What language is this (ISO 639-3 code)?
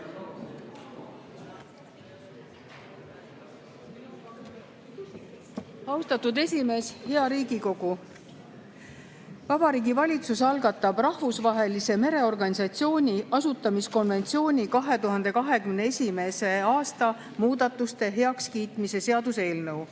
est